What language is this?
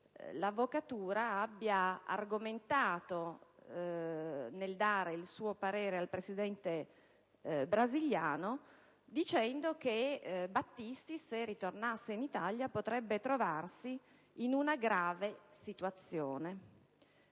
Italian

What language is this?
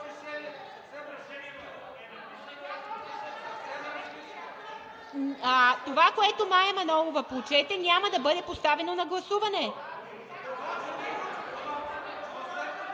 Bulgarian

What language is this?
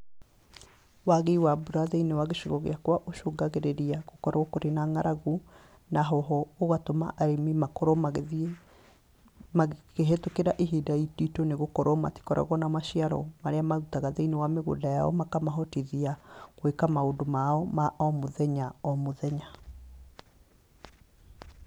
Kikuyu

